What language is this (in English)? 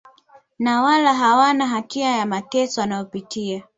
Swahili